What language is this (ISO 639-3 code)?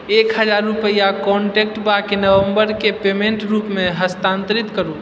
mai